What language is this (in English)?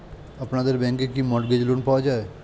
Bangla